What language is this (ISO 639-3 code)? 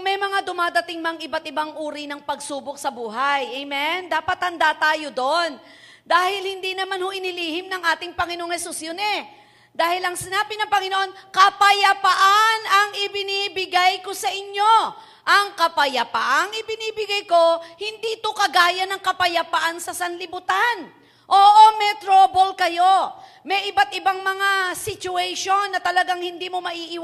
fil